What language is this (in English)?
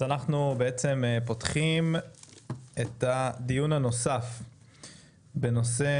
Hebrew